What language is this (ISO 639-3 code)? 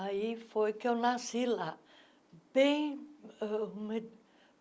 por